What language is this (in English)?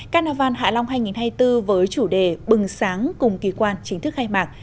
Vietnamese